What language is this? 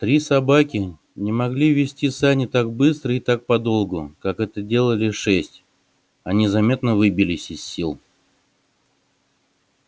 Russian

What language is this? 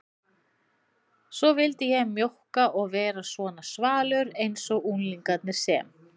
Icelandic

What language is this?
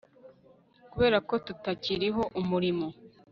Kinyarwanda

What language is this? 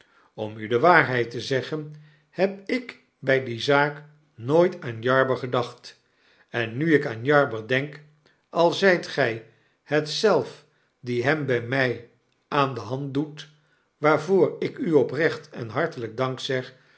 Dutch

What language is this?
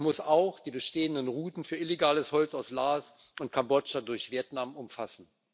German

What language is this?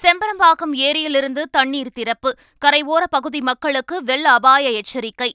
Tamil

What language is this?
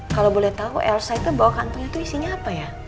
Indonesian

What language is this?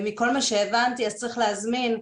Hebrew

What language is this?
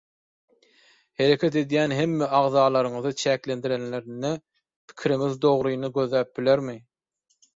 Turkmen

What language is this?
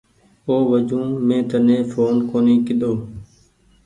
Goaria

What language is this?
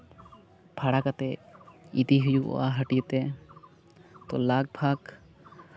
Santali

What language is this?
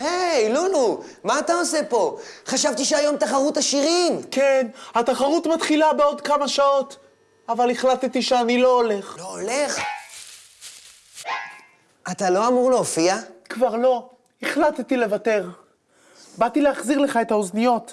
Hebrew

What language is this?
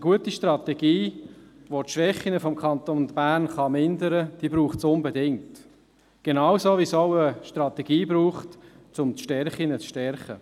Swiss German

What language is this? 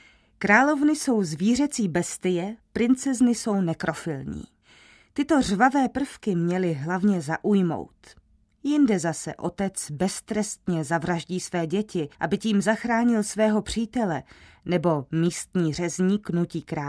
Czech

